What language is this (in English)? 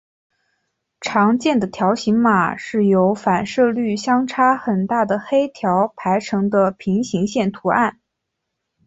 Chinese